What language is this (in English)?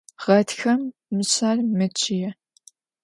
Adyghe